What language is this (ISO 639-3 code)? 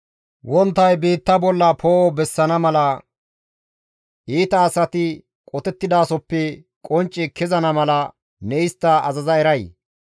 gmv